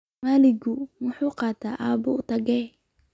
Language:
Somali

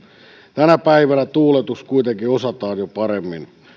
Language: Finnish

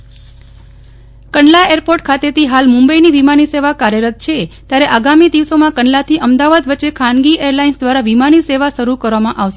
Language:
Gujarati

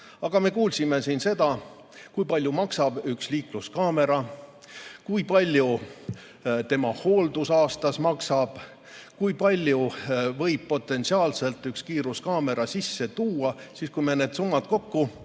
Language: Estonian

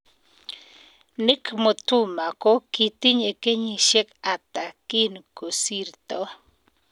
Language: Kalenjin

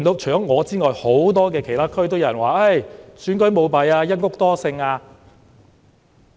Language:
Cantonese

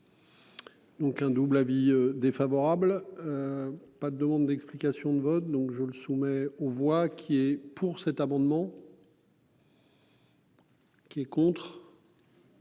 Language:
French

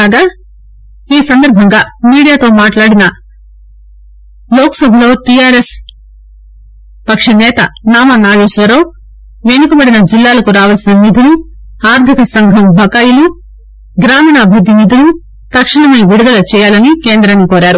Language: Telugu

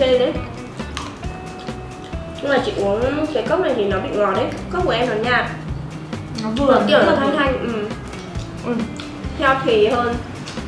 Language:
Vietnamese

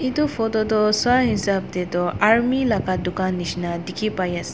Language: Naga Pidgin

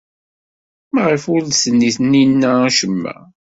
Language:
Kabyle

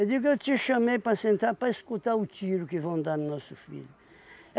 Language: Portuguese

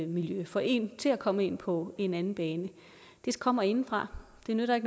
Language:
Danish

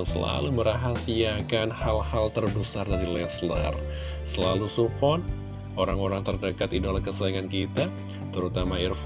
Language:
Indonesian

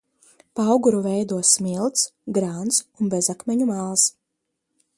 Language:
Latvian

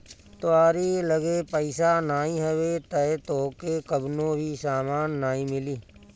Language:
Bhojpuri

